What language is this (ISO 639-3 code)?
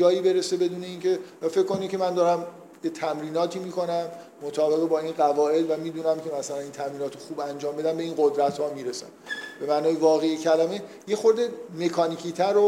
fas